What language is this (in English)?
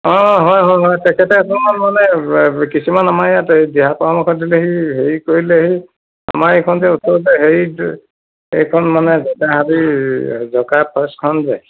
Assamese